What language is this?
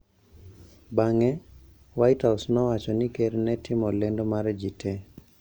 Luo (Kenya and Tanzania)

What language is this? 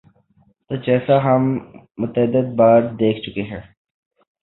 Urdu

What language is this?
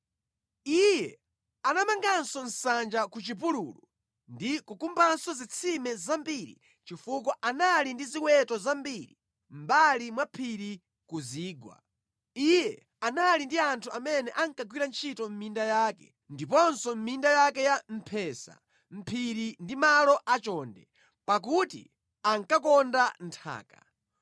Nyanja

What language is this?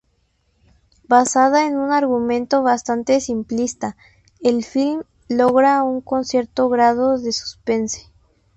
Spanish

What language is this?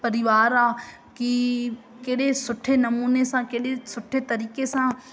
Sindhi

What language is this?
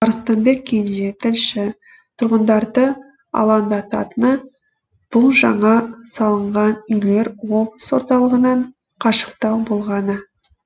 Kazakh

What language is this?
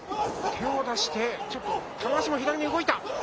Japanese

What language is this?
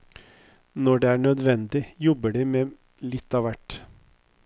Norwegian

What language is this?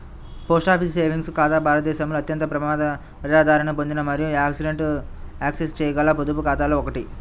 Telugu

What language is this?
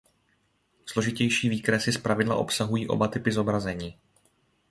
Czech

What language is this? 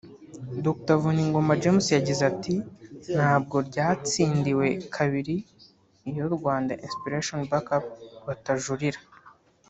Kinyarwanda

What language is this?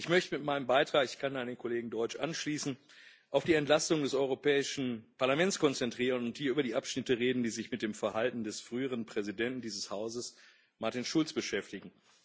German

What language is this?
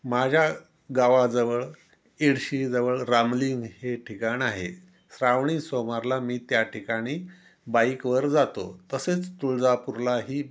Marathi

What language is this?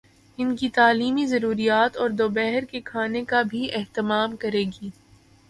Urdu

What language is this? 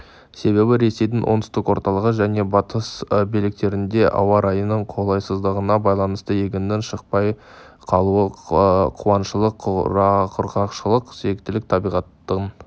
Kazakh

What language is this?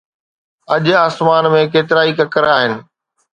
Sindhi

